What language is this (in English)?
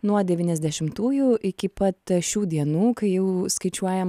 Lithuanian